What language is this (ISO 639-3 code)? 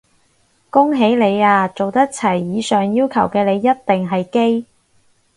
yue